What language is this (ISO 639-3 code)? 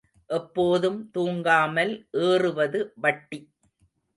tam